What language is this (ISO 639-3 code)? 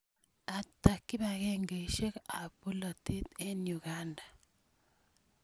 kln